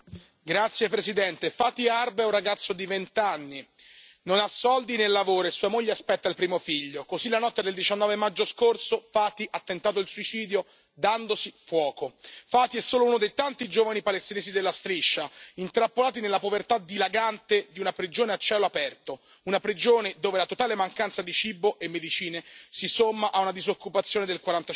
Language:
Italian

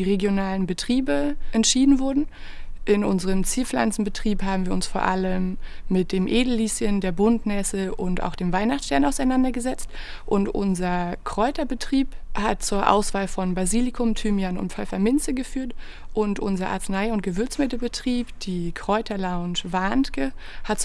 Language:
German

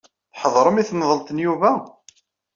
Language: Kabyle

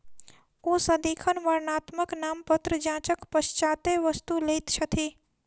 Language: Maithili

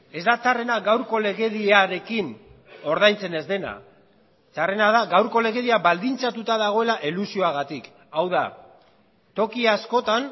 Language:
Basque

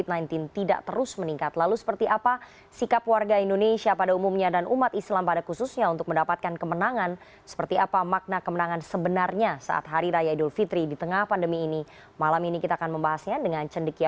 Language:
Indonesian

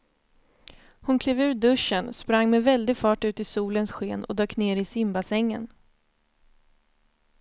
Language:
Swedish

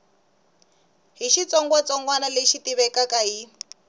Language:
Tsonga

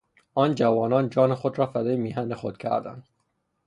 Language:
Persian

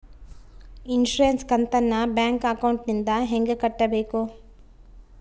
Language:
Kannada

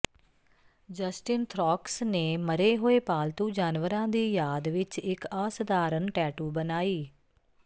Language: Punjabi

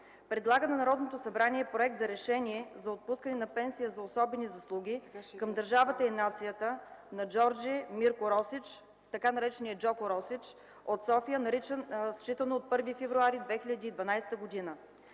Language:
Bulgarian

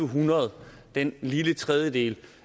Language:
Danish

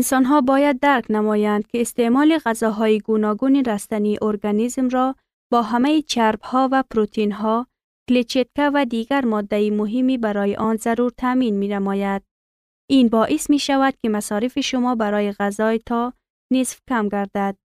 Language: Persian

